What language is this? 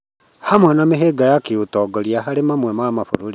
Kikuyu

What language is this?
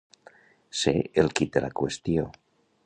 Catalan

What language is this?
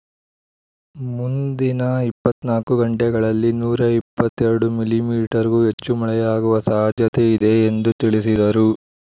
Kannada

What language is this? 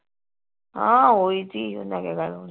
Punjabi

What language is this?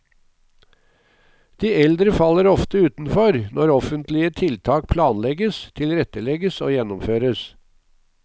Norwegian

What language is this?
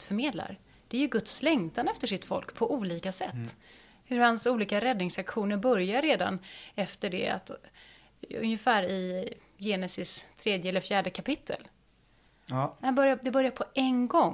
Swedish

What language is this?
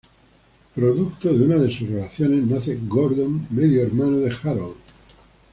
Spanish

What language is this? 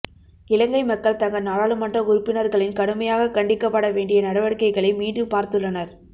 Tamil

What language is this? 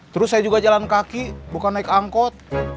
Indonesian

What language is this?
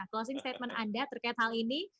Indonesian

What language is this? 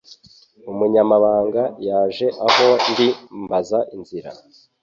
Kinyarwanda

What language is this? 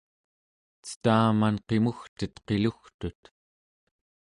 Central Yupik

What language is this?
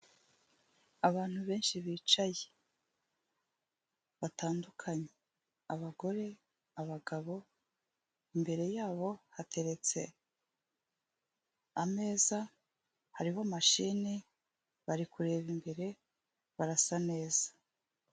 Kinyarwanda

